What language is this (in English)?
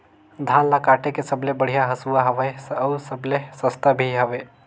Chhattisgarhi